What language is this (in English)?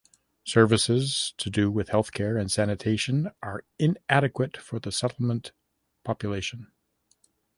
English